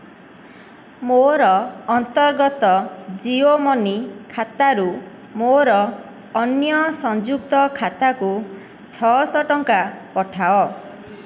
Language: Odia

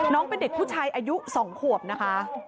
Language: Thai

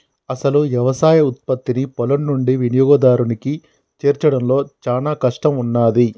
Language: Telugu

